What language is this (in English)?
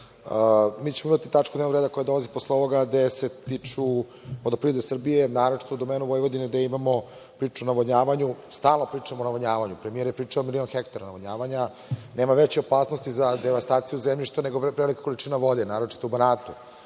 Serbian